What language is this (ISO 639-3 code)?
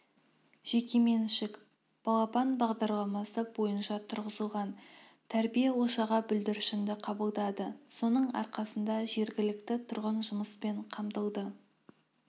kaz